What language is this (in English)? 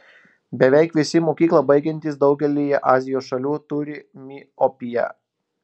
Lithuanian